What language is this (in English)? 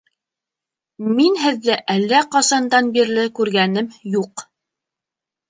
Bashkir